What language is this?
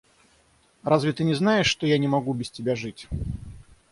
Russian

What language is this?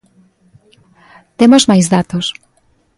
Galician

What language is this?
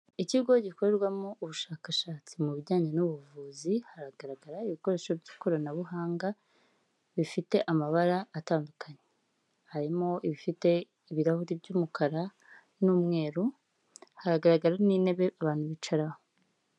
Kinyarwanda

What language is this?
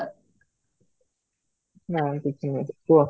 Odia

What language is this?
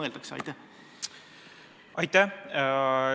Estonian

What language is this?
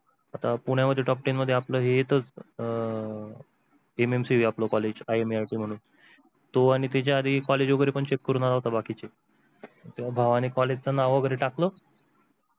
Marathi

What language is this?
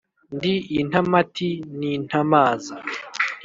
Kinyarwanda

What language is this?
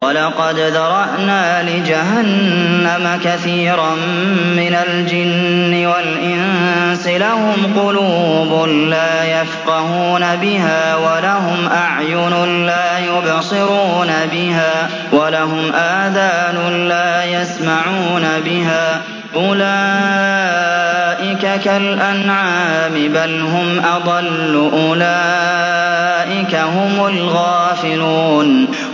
Arabic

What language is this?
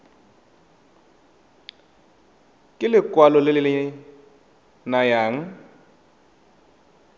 Tswana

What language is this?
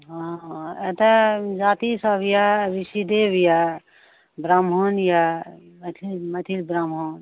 Maithili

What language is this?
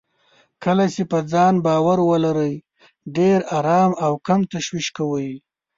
Pashto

